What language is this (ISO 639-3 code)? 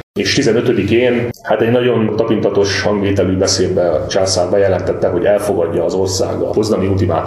hun